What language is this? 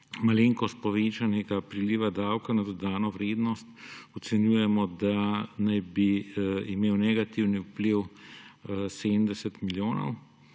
Slovenian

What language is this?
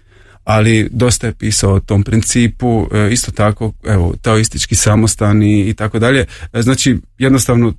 Croatian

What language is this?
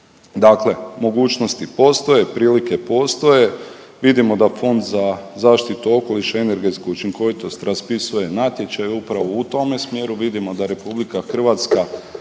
Croatian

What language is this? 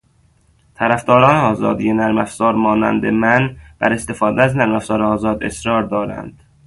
Persian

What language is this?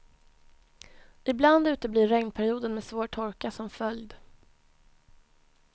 Swedish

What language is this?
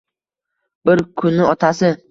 Uzbek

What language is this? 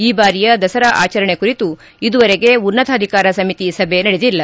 Kannada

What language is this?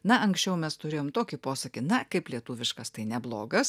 Lithuanian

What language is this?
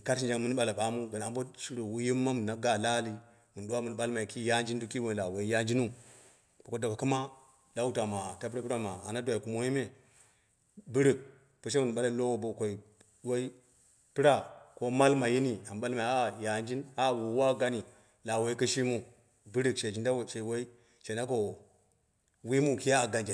Dera (Nigeria)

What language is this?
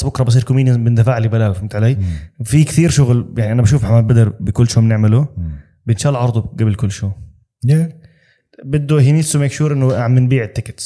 Arabic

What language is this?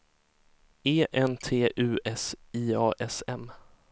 Swedish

